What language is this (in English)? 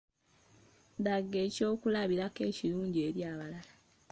Ganda